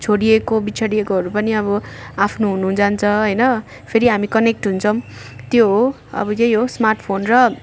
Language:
Nepali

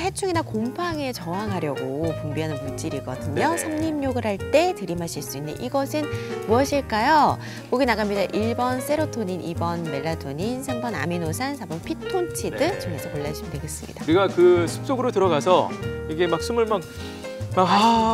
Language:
Korean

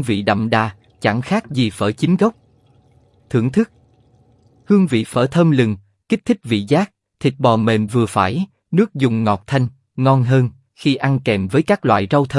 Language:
Vietnamese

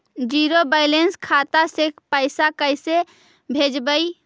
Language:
Magahi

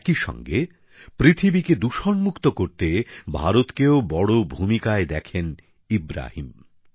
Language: Bangla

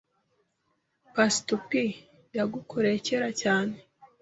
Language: Kinyarwanda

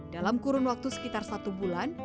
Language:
Indonesian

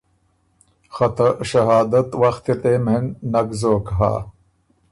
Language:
Ormuri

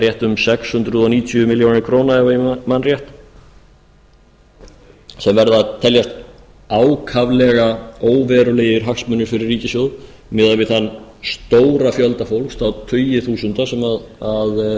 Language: Icelandic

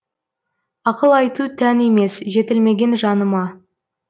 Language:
Kazakh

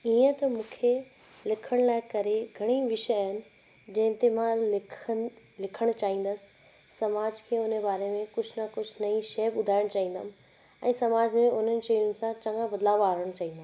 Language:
Sindhi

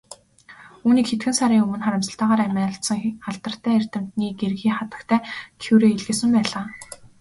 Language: Mongolian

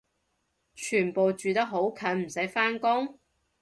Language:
Cantonese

